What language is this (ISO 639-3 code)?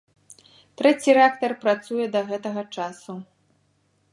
bel